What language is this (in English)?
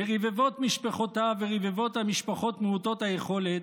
Hebrew